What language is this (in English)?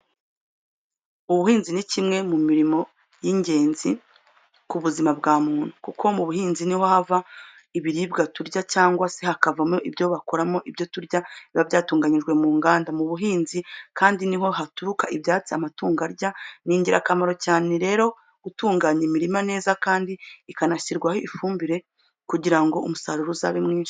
Kinyarwanda